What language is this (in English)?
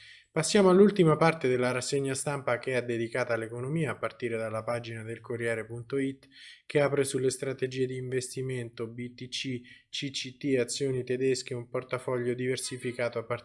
Italian